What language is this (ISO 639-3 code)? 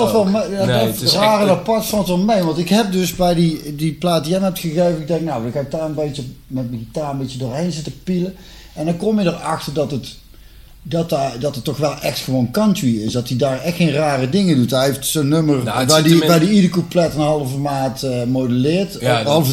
nld